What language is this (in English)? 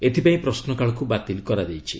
Odia